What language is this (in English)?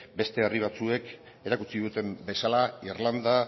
Basque